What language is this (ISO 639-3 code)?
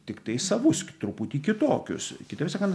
lit